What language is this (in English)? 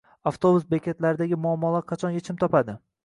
Uzbek